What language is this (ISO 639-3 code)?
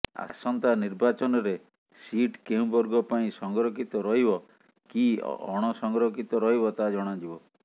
ori